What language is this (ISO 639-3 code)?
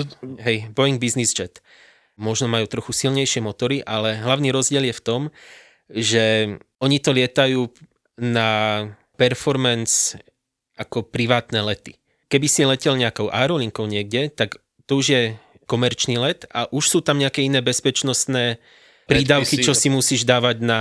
slk